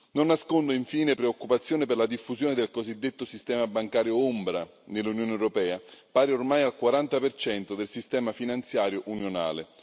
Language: Italian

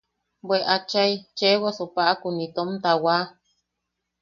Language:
Yaqui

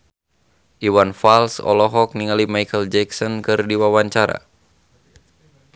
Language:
Sundanese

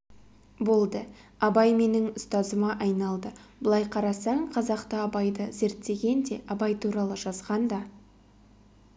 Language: Kazakh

